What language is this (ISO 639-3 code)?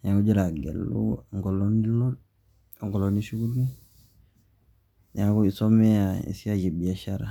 mas